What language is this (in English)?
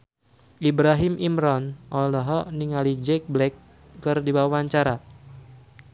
Sundanese